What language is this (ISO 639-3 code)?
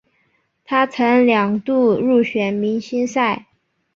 zho